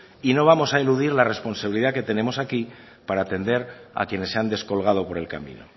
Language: Spanish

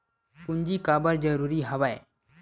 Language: Chhattisgarhi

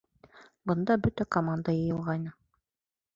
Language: Bashkir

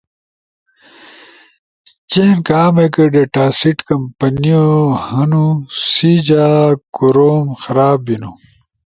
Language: Ushojo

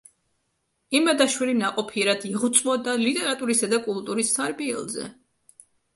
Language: Georgian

